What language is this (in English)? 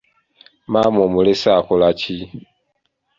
Ganda